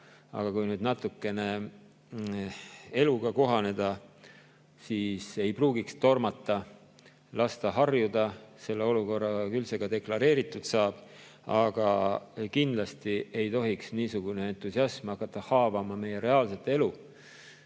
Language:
Estonian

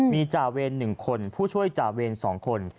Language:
Thai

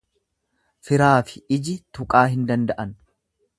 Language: Oromo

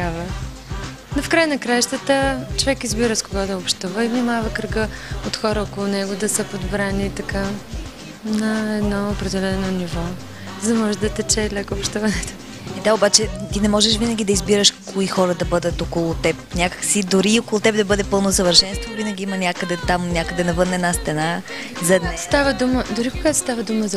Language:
Bulgarian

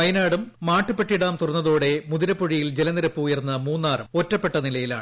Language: Malayalam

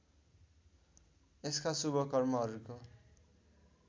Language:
Nepali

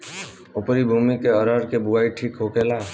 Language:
Bhojpuri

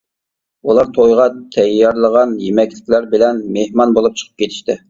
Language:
Uyghur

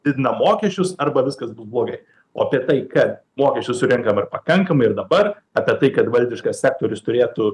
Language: Lithuanian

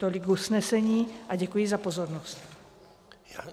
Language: Czech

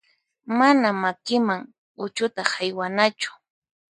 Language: Puno Quechua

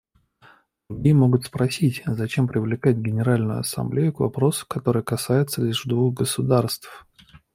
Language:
Russian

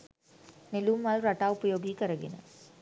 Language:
Sinhala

